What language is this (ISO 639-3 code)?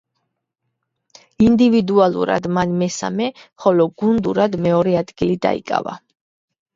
kat